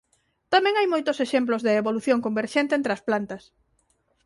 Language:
Galician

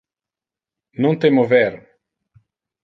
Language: Interlingua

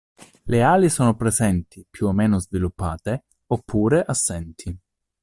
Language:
Italian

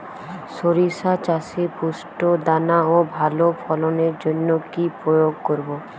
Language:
Bangla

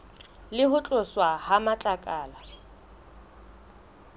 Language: Southern Sotho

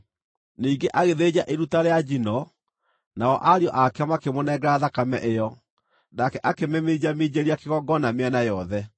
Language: Kikuyu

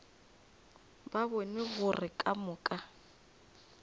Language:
Northern Sotho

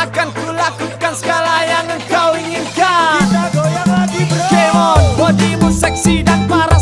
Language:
Indonesian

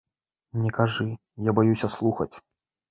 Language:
Belarusian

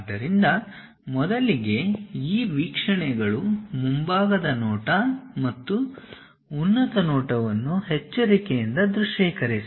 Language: Kannada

